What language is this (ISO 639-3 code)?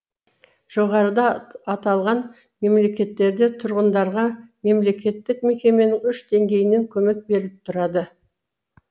kaz